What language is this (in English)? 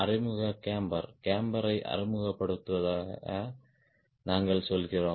Tamil